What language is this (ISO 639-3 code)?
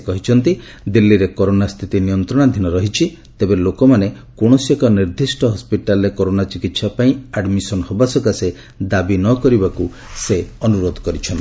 ori